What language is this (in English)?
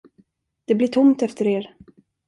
Swedish